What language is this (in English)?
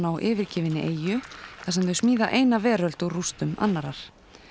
Icelandic